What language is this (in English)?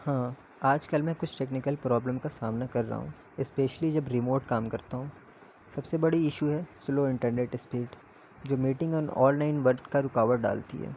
Urdu